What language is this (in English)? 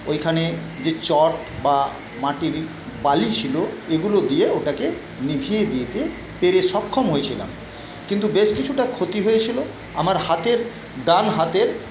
Bangla